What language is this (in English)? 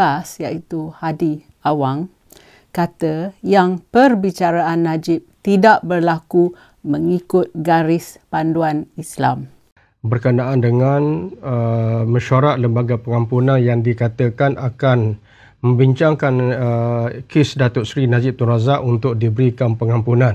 Malay